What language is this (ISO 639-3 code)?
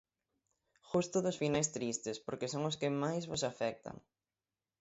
glg